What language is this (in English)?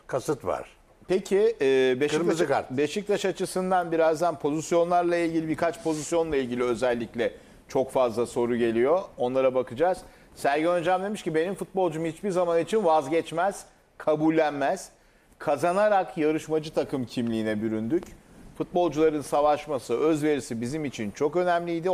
Turkish